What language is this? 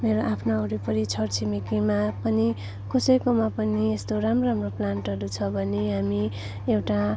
Nepali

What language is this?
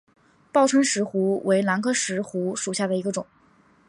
Chinese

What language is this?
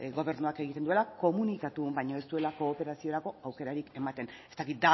Basque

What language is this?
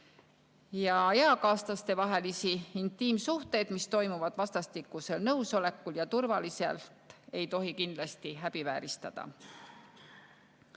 Estonian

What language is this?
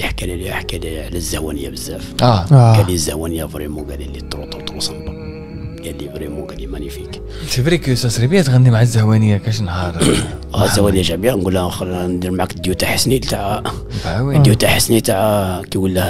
Arabic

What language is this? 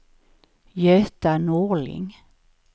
Swedish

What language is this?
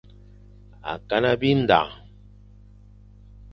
Fang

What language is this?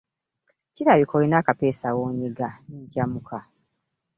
Ganda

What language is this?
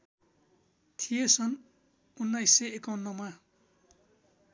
Nepali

